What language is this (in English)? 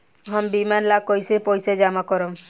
Bhojpuri